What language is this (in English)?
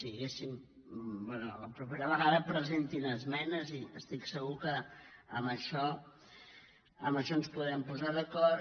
Catalan